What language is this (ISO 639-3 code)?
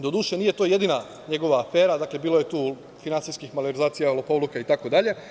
srp